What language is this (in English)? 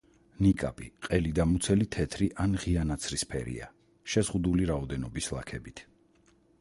Georgian